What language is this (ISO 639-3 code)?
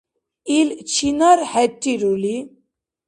dar